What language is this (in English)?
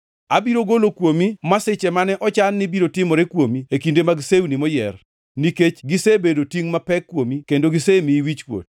Luo (Kenya and Tanzania)